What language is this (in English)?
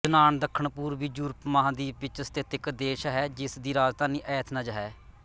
Punjabi